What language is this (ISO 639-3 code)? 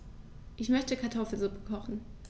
deu